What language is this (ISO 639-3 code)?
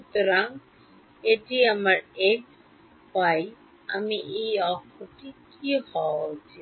ben